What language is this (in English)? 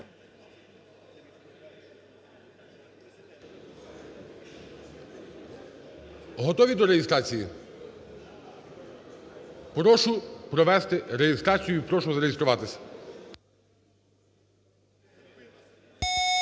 Ukrainian